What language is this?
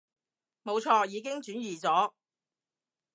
Cantonese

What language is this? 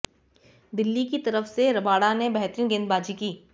Hindi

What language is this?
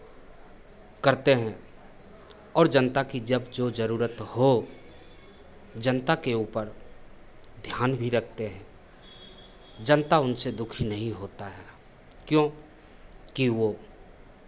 Hindi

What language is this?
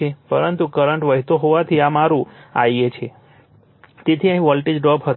Gujarati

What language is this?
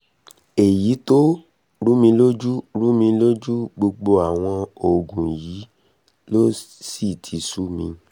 Yoruba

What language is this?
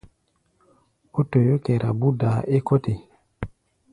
Gbaya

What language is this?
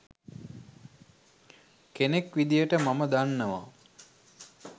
Sinhala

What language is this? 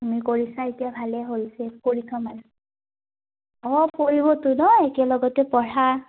Assamese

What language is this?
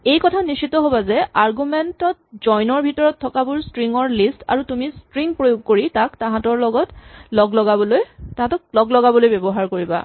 Assamese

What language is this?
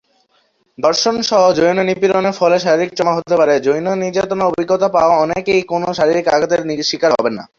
Bangla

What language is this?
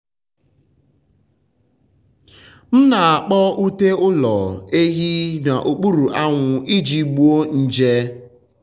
Igbo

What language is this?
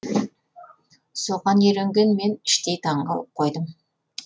Kazakh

